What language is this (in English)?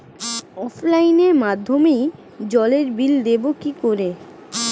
Bangla